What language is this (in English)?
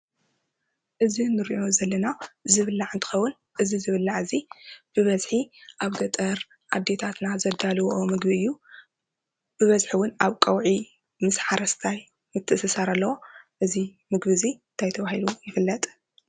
Tigrinya